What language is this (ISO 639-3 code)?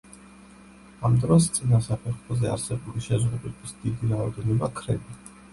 kat